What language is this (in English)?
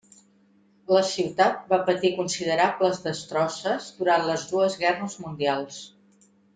Catalan